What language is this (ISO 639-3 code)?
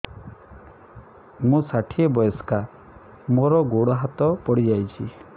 ori